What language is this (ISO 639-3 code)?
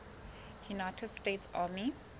sot